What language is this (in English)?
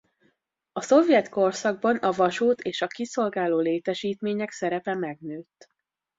Hungarian